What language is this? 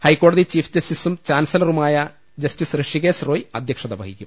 Malayalam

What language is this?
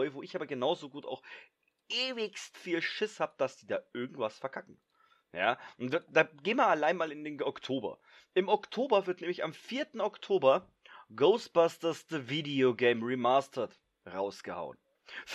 German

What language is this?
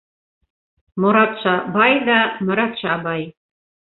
Bashkir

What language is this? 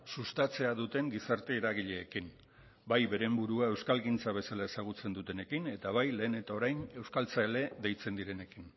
Basque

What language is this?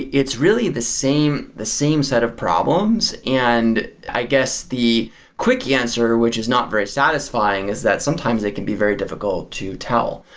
English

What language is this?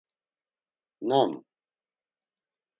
Laz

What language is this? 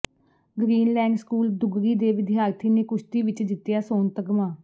Punjabi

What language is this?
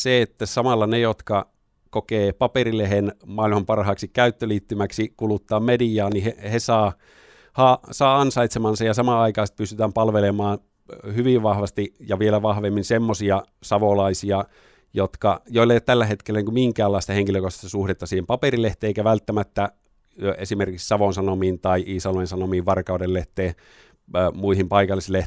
Finnish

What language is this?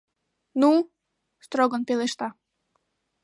Mari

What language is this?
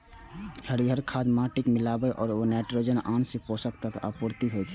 Maithili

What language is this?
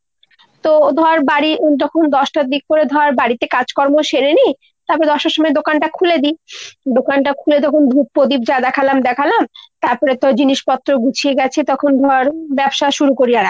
Bangla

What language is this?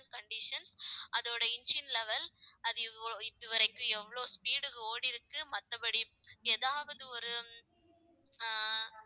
Tamil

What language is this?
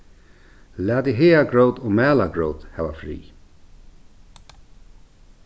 Faroese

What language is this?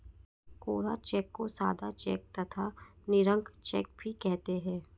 Hindi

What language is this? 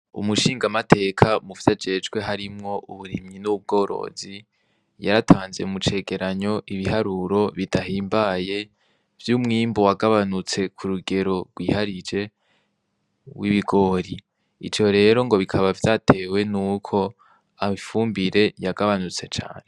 Rundi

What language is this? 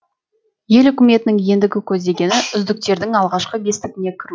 Kazakh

